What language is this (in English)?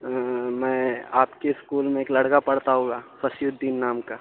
Urdu